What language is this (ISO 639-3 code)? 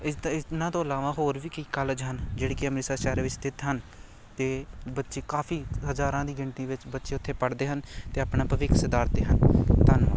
pan